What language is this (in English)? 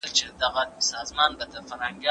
Pashto